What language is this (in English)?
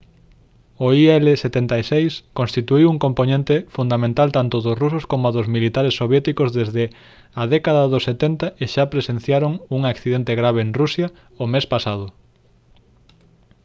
Galician